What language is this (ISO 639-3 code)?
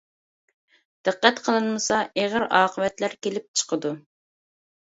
uig